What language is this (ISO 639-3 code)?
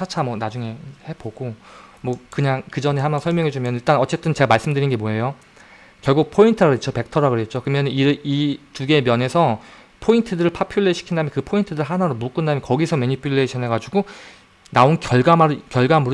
kor